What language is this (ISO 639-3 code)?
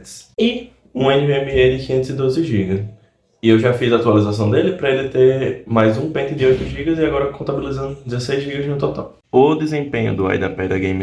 por